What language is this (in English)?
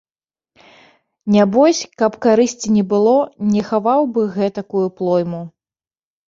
Belarusian